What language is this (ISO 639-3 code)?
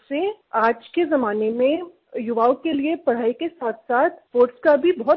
hin